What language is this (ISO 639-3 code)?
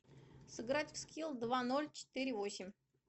rus